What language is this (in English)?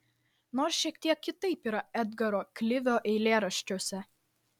Lithuanian